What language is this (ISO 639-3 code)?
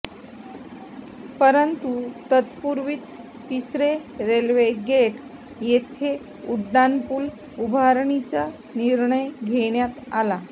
mar